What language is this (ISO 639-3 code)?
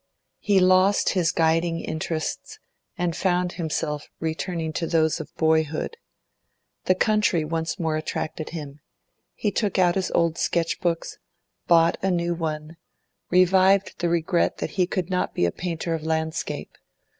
eng